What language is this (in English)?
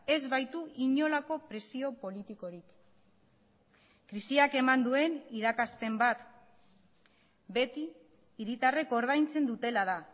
Basque